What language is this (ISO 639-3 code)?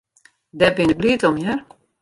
fry